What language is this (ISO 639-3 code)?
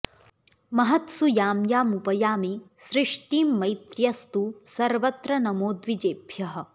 san